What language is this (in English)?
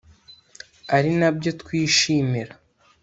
Kinyarwanda